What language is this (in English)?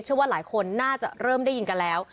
Thai